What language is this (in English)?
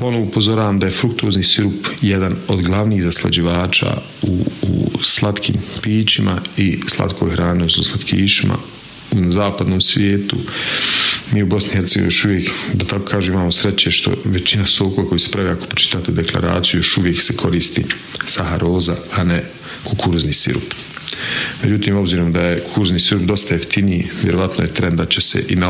Croatian